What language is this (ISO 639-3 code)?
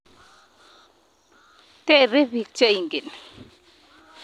kln